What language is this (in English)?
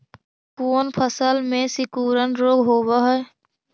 Magahi